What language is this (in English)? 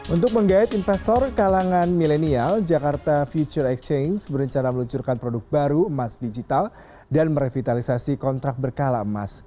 Indonesian